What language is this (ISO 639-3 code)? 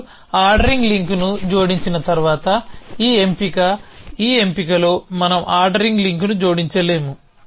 tel